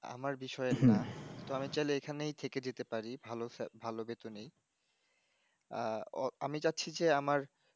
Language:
Bangla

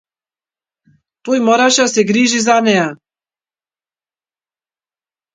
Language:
Macedonian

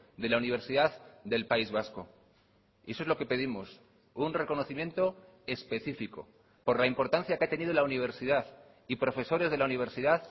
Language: Spanish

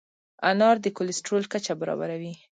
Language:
Pashto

